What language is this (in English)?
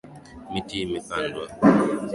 Swahili